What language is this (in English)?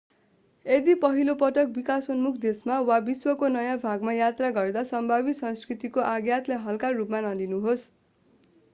Nepali